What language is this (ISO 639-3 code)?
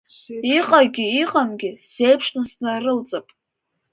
abk